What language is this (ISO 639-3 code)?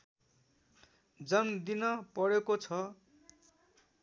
nep